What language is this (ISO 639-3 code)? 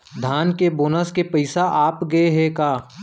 hne